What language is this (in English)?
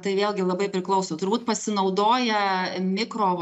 Lithuanian